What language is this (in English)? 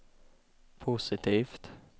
Swedish